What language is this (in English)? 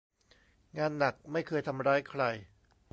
Thai